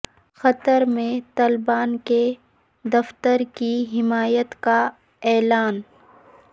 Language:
Urdu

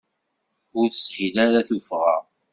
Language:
Kabyle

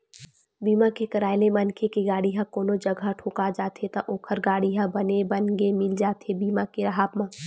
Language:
Chhattisgarhi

